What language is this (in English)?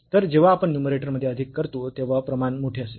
Marathi